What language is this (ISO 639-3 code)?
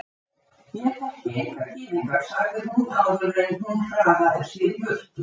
isl